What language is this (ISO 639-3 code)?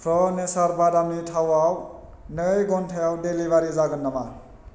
brx